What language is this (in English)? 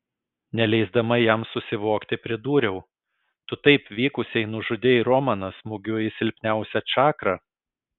Lithuanian